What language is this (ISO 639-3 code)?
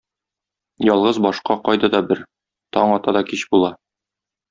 tat